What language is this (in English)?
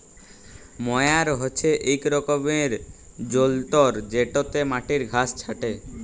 Bangla